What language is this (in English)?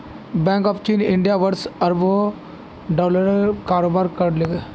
Magahi